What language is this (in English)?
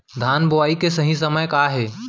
Chhattisgarhi